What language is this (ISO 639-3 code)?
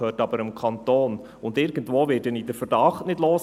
gsw